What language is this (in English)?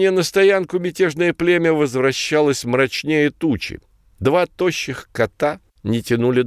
Russian